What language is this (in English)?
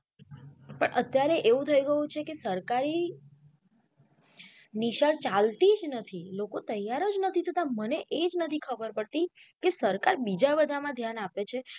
Gujarati